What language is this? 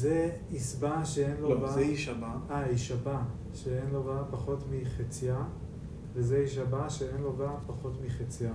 Hebrew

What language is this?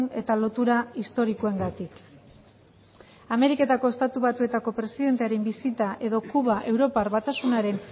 Basque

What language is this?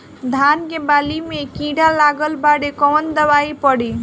Bhojpuri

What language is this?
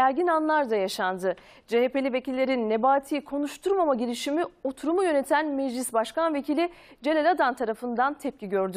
Turkish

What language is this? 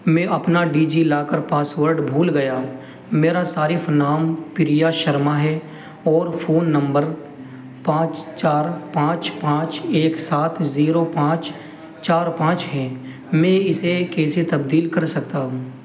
Urdu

